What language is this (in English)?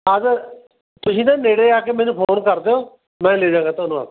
Punjabi